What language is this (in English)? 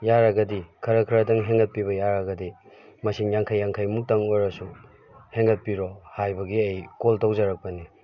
Manipuri